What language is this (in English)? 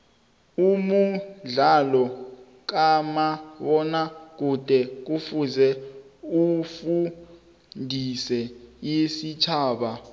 South Ndebele